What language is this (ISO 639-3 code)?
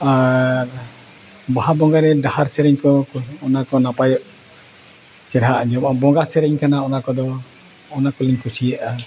sat